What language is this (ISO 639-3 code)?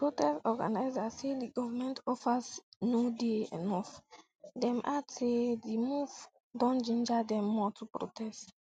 pcm